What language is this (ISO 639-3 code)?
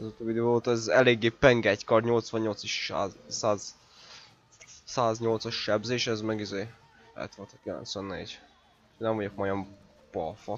hun